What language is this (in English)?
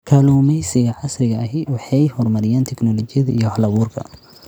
Somali